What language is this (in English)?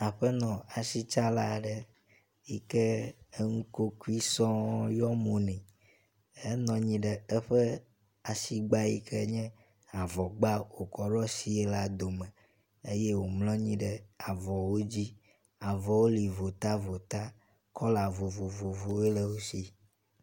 Ewe